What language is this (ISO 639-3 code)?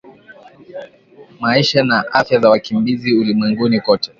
swa